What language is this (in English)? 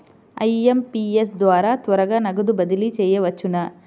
Telugu